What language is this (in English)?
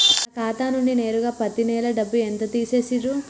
Telugu